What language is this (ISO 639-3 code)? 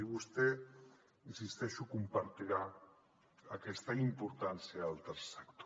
cat